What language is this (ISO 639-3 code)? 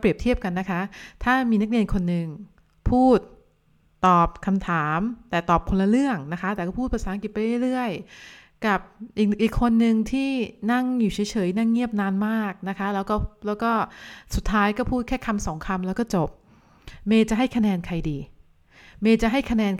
tha